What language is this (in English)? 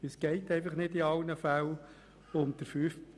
Swiss German